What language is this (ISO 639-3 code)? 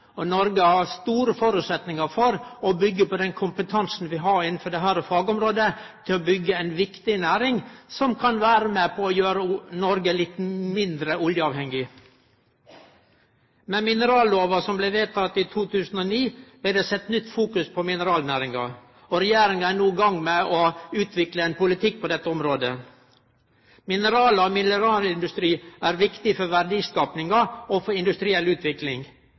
nno